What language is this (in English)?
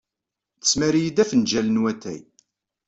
Kabyle